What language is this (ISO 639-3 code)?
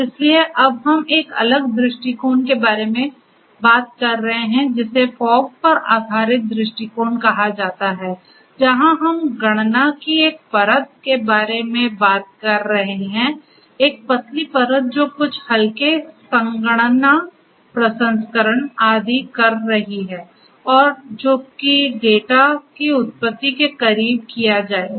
hin